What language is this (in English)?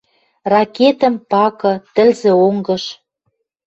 Western Mari